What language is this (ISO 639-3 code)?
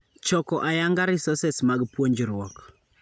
luo